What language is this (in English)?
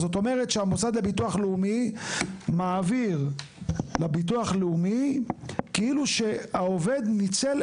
Hebrew